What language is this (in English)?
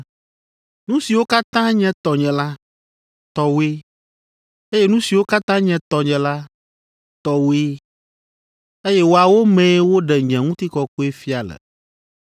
Ewe